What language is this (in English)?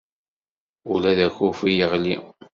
Kabyle